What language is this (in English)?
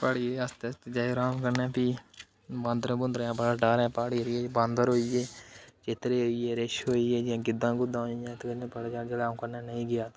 Dogri